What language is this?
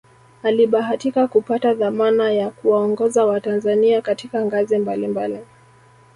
Swahili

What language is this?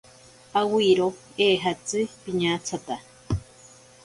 Ashéninka Perené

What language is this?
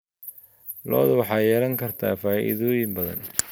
Somali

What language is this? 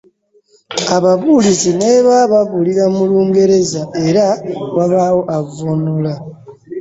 Ganda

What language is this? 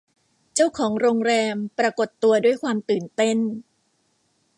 Thai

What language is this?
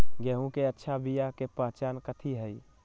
Magahi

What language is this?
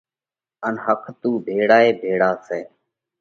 Parkari Koli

